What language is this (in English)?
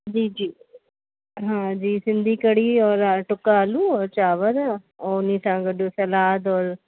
Sindhi